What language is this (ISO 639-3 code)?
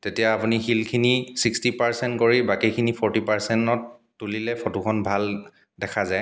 asm